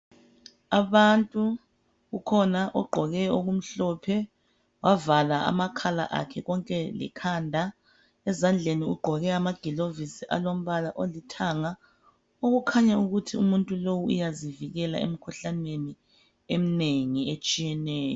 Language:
North Ndebele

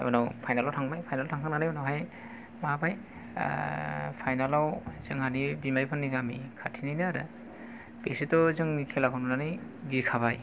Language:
Bodo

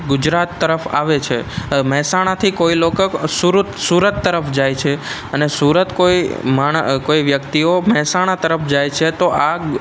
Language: Gujarati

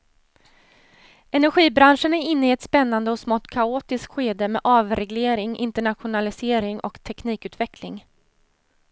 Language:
Swedish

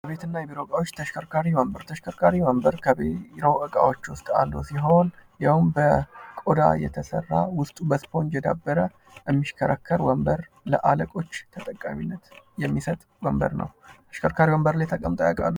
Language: Amharic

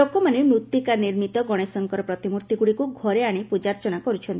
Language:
Odia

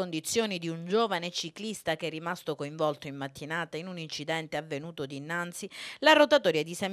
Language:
Italian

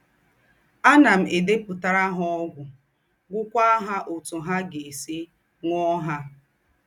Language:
Igbo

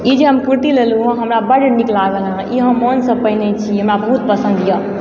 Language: Maithili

